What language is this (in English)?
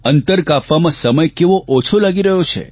Gujarati